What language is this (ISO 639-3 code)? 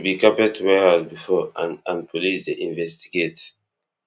pcm